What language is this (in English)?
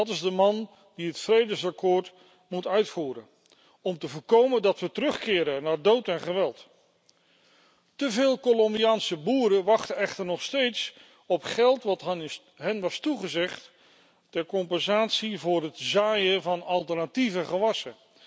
Dutch